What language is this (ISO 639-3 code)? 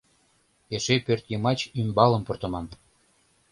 chm